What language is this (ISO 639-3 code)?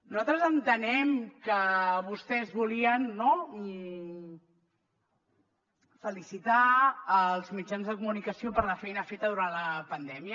cat